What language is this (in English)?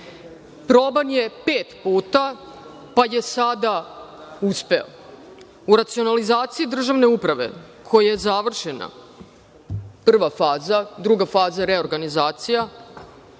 Serbian